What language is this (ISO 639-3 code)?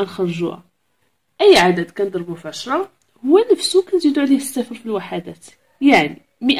ara